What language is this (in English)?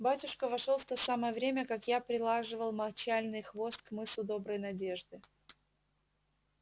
Russian